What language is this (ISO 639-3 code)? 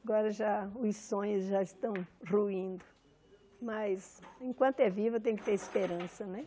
por